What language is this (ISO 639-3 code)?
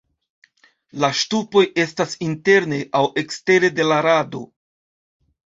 epo